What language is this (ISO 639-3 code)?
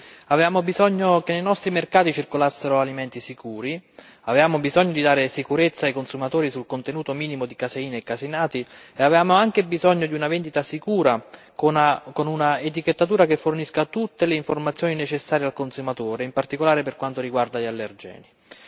ita